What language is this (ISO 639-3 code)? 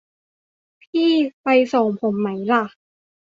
tha